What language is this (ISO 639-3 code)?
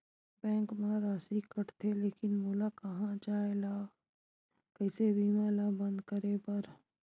hne